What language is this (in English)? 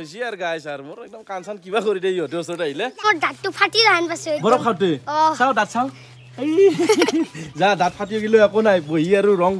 Indonesian